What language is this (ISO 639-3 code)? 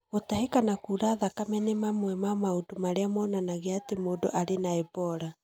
kik